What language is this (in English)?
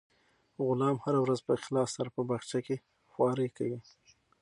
Pashto